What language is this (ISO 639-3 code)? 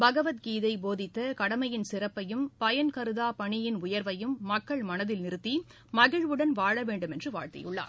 tam